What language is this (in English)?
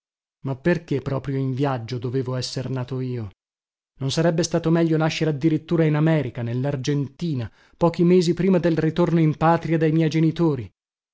Italian